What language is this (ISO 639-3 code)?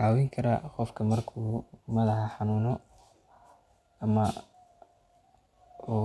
som